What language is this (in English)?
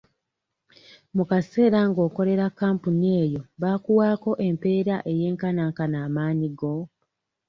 Ganda